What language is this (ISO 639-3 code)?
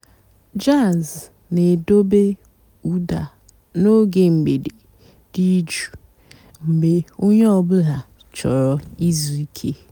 ibo